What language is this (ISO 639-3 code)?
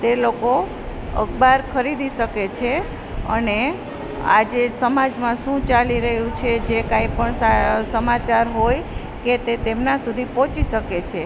guj